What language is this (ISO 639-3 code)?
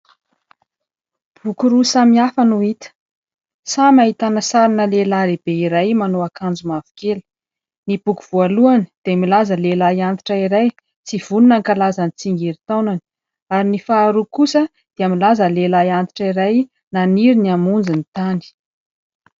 mlg